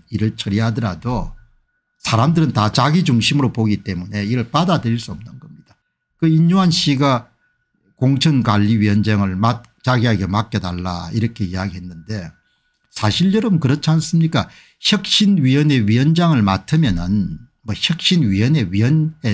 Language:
Korean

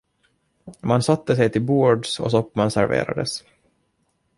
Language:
Swedish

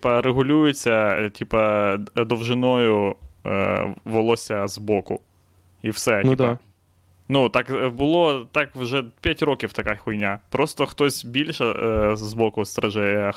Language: Ukrainian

